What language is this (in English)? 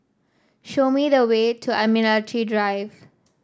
English